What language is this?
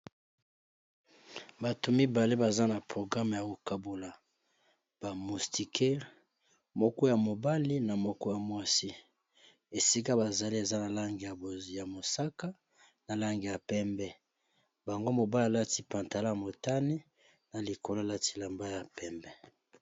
Lingala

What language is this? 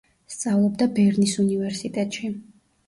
Georgian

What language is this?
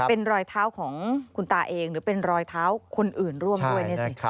Thai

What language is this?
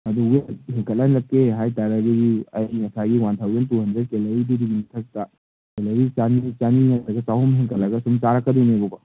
Manipuri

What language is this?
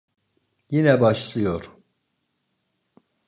Turkish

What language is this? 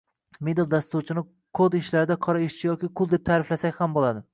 Uzbek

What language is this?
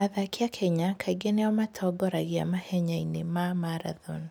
Kikuyu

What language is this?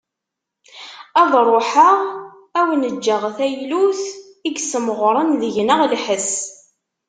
Kabyle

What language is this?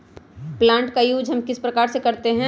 Magahi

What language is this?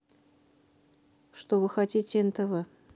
Russian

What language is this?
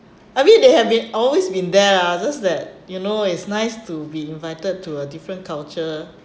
English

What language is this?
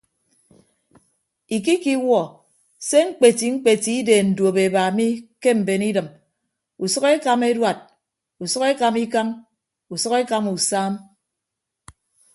Ibibio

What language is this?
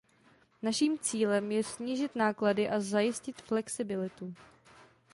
Czech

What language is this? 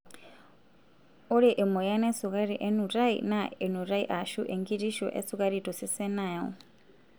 Masai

